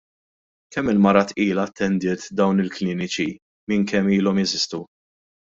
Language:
Maltese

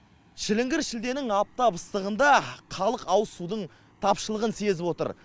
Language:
Kazakh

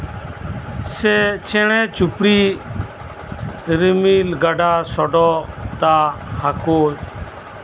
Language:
Santali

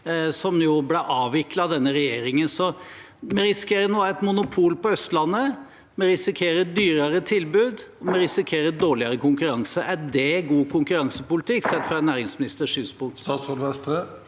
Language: Norwegian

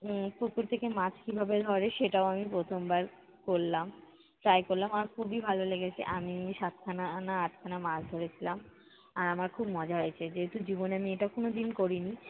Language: Bangla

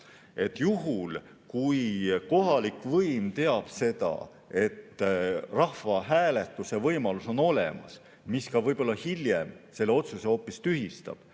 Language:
Estonian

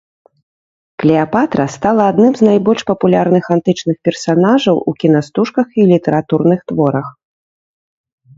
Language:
Belarusian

